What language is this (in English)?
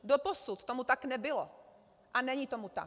Czech